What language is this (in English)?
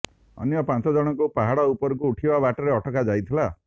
Odia